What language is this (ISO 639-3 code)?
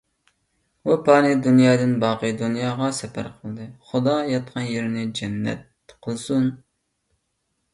uig